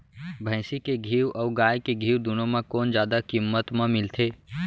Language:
Chhattisgarhi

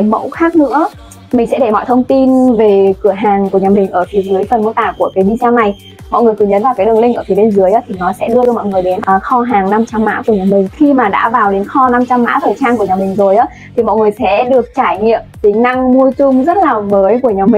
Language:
Vietnamese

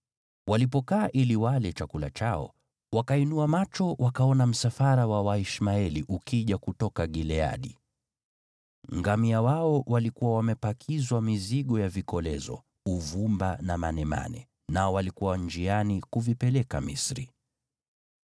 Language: Swahili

